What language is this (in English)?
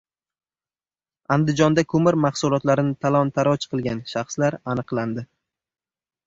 Uzbek